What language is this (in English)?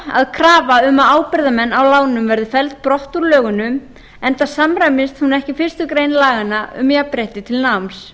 Icelandic